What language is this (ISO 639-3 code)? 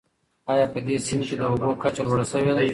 pus